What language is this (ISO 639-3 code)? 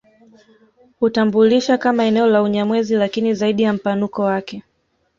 swa